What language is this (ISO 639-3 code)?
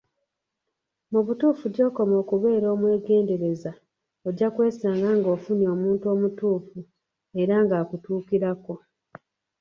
lug